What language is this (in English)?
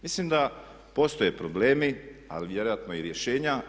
Croatian